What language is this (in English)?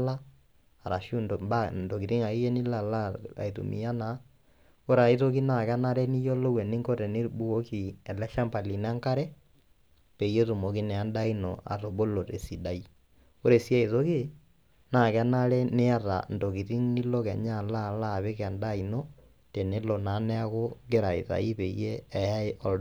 Masai